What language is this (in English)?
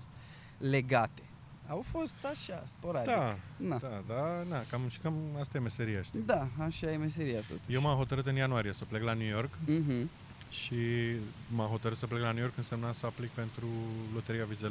Romanian